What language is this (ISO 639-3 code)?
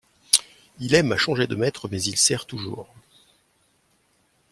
fra